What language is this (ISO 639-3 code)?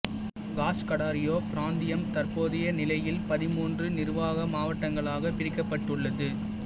tam